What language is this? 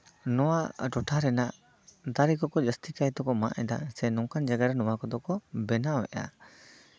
Santali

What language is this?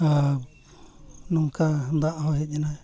Santali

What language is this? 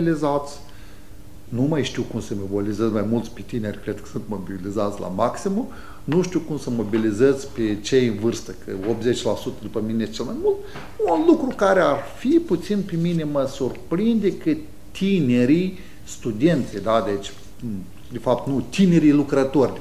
Romanian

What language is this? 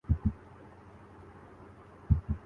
Urdu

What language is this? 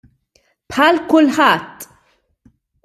Maltese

